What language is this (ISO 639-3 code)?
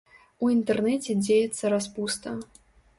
bel